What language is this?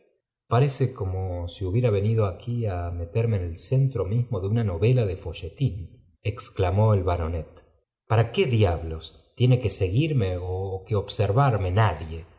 Spanish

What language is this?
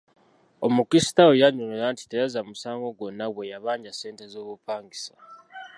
Ganda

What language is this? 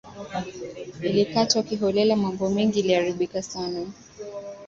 Swahili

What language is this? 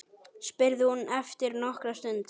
Icelandic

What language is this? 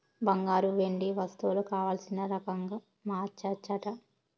Telugu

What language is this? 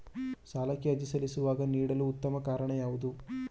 Kannada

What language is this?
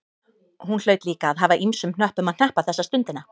Icelandic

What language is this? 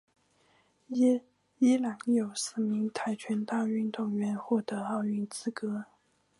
Chinese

